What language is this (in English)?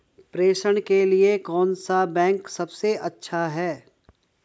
Hindi